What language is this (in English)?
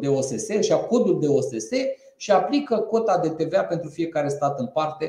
Romanian